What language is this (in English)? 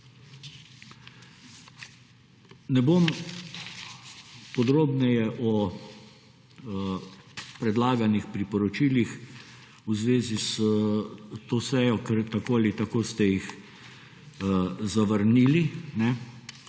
Slovenian